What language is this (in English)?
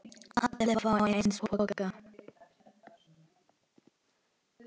Icelandic